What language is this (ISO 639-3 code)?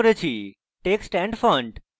ben